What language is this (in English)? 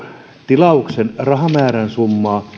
Finnish